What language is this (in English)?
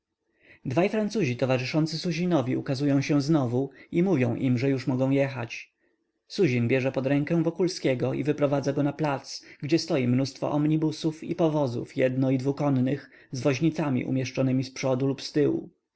Polish